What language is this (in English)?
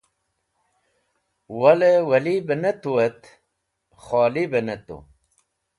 Wakhi